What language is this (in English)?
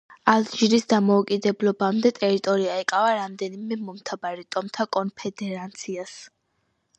Georgian